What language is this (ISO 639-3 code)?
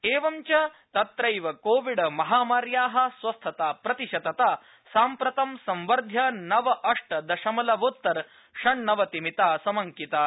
san